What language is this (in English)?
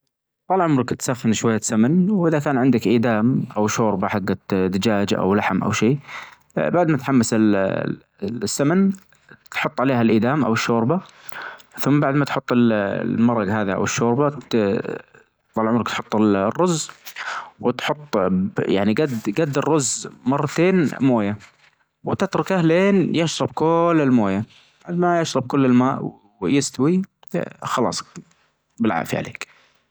Najdi Arabic